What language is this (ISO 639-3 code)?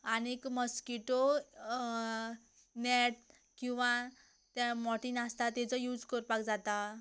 kok